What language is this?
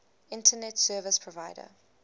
English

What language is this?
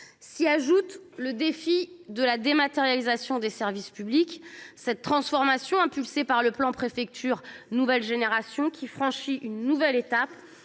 French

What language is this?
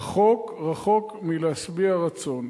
Hebrew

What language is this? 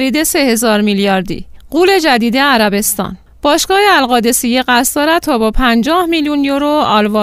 Persian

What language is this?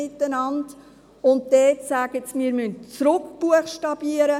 Swiss German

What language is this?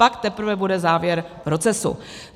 Czech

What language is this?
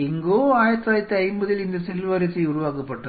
Tamil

